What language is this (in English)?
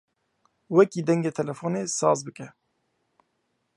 Kurdish